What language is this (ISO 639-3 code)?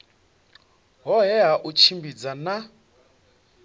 ven